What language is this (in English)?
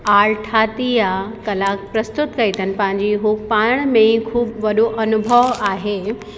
Sindhi